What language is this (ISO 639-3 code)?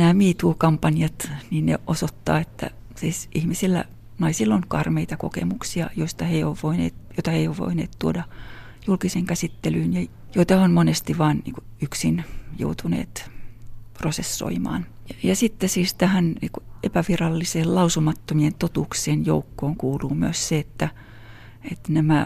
fin